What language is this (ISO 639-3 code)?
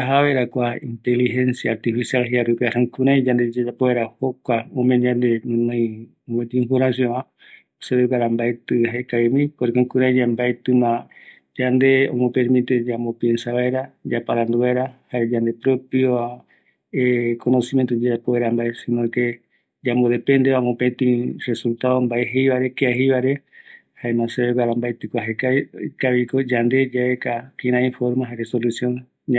gui